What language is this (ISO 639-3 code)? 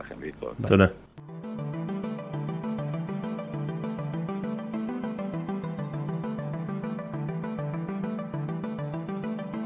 heb